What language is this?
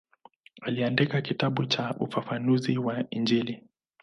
Swahili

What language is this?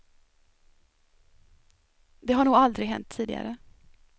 Swedish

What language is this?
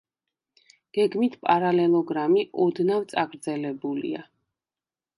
Georgian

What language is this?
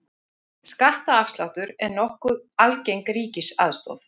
Icelandic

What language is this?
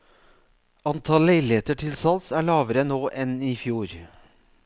Norwegian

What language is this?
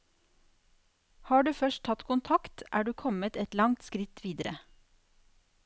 Norwegian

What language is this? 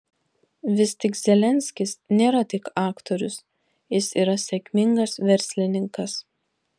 Lithuanian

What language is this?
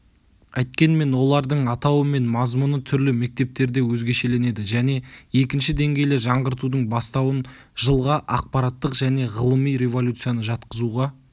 Kazakh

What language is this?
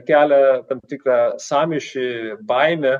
Lithuanian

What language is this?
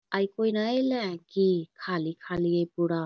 Magahi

